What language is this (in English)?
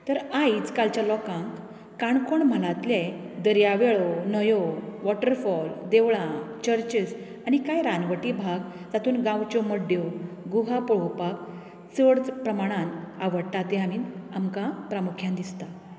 Konkani